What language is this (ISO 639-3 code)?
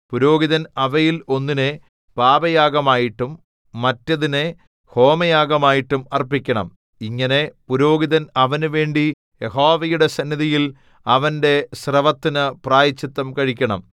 mal